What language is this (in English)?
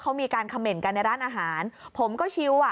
Thai